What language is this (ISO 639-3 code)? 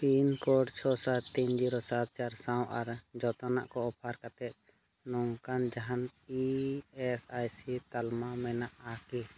sat